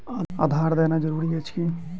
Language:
Maithili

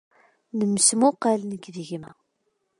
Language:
Kabyle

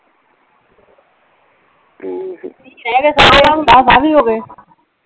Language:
Punjabi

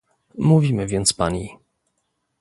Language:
Polish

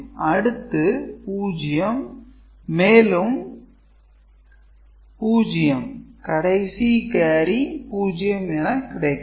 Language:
Tamil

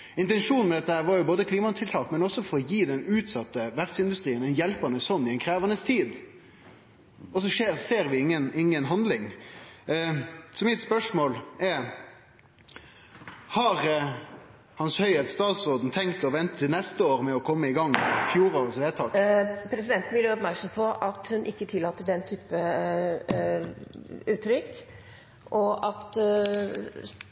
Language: Norwegian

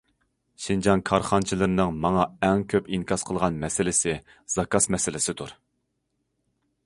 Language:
Uyghur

